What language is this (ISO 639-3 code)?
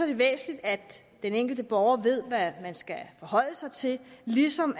dan